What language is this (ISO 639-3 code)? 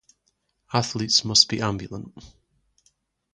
eng